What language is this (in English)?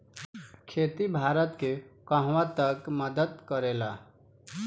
Bhojpuri